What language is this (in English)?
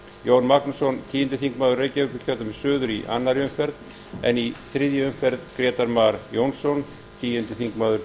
Icelandic